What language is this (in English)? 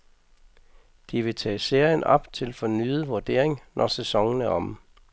Danish